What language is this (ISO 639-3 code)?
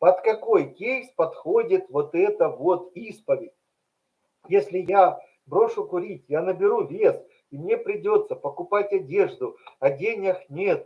rus